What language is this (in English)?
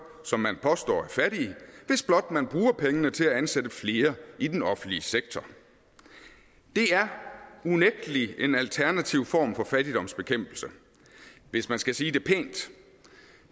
Danish